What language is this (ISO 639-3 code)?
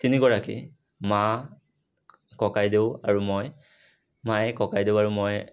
asm